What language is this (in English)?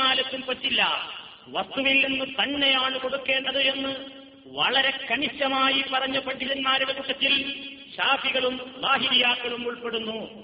Malayalam